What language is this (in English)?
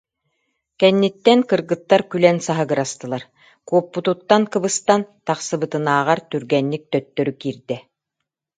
Yakut